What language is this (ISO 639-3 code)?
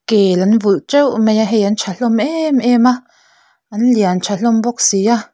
lus